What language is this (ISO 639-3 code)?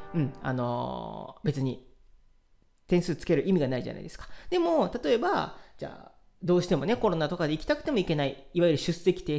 jpn